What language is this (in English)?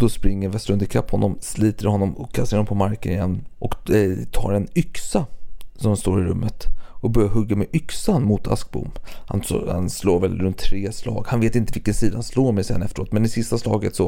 Swedish